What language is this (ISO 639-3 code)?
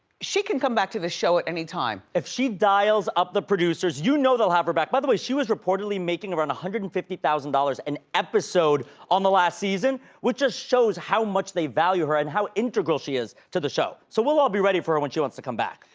eng